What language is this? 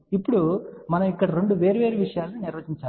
Telugu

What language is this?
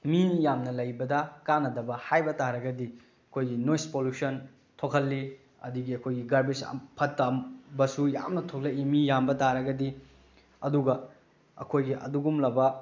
Manipuri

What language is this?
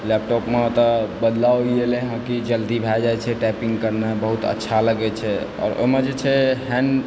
Maithili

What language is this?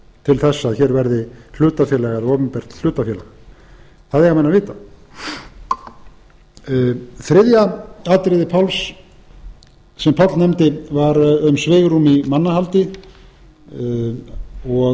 Icelandic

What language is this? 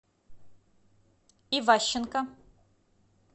Russian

